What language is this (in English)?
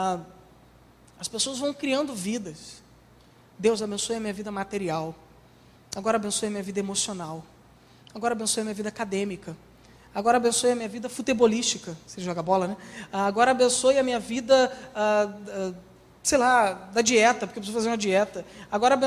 Portuguese